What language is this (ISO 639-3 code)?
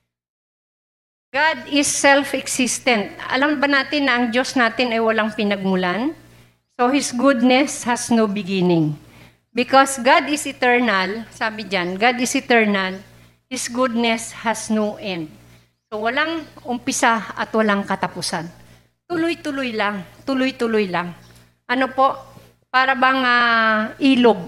fil